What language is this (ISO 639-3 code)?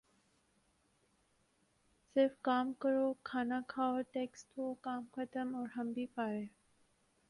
urd